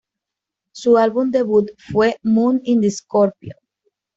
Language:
Spanish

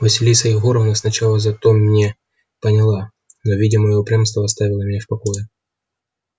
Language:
Russian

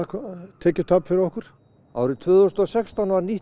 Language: Icelandic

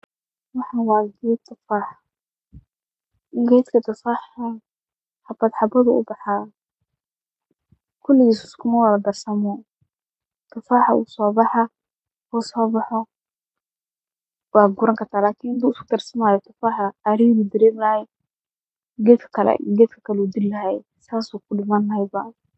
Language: Somali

